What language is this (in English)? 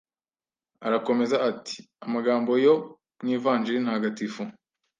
Kinyarwanda